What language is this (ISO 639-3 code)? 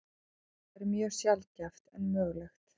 isl